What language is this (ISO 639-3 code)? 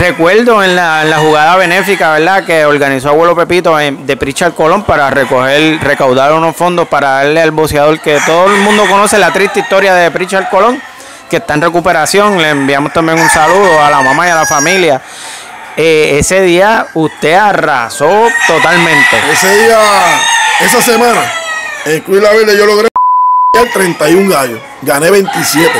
spa